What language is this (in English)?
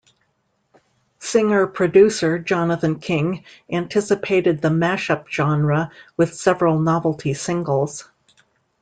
English